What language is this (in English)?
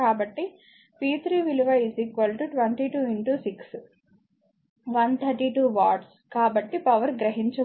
Telugu